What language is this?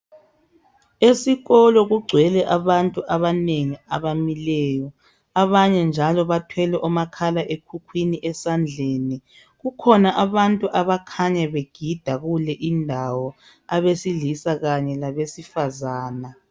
North Ndebele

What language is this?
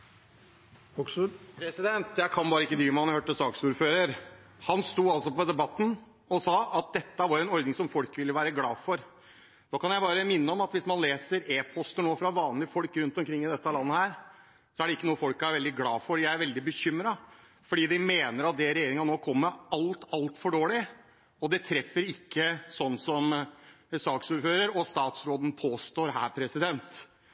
Norwegian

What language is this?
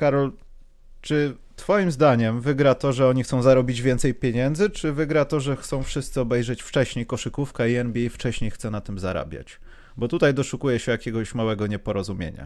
Polish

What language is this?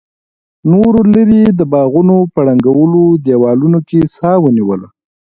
Pashto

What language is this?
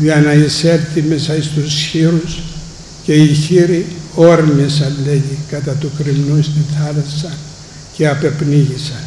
Greek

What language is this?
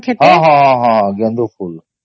Odia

